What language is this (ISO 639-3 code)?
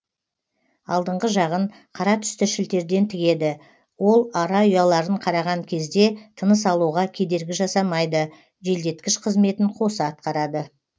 kaz